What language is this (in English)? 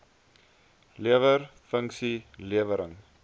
Afrikaans